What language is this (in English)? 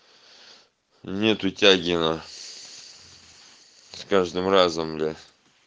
Russian